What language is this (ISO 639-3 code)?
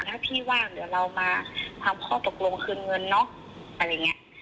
tha